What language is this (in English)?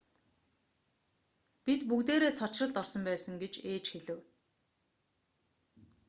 Mongolian